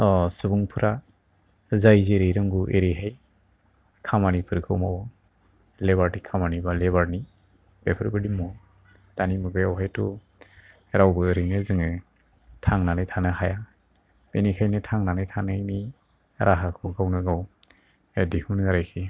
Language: Bodo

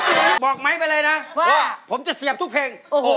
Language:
Thai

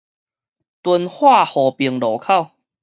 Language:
Min Nan Chinese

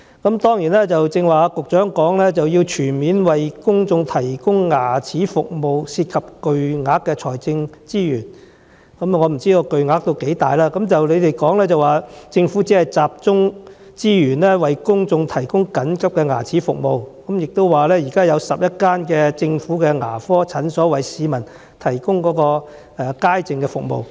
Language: Cantonese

